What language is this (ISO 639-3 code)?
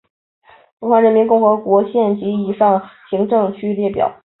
zho